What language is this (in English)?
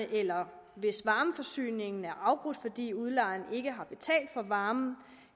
Danish